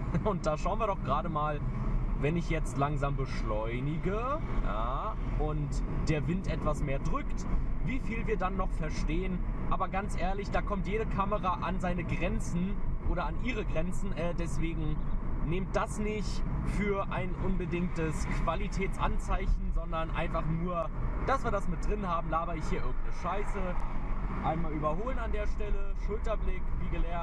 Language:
German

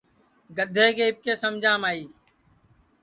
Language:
Sansi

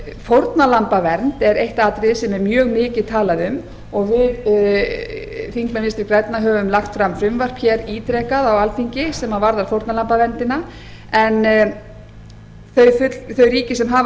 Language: Icelandic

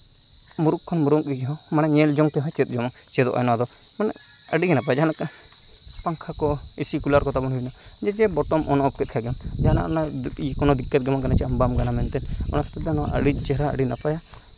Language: Santali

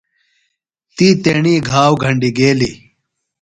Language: Phalura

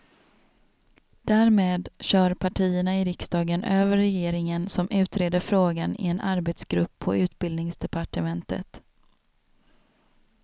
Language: Swedish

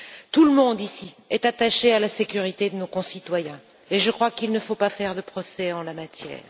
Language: French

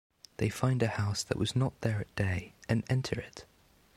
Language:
English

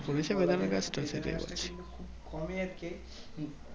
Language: Bangla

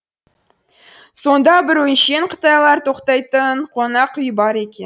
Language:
Kazakh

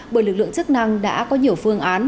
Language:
Vietnamese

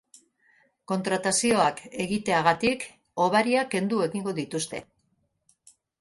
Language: Basque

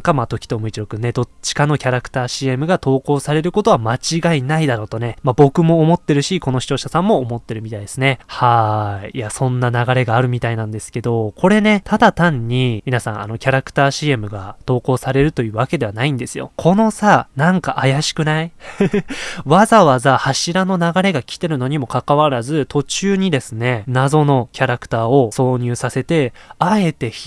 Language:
Japanese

